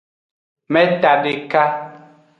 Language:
Aja (Benin)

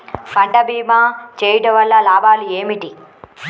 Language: Telugu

